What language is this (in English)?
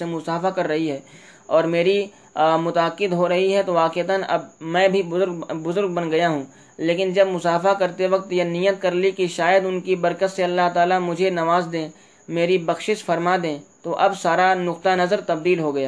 Urdu